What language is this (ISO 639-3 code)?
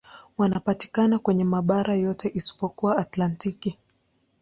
swa